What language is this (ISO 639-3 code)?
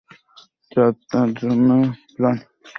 ben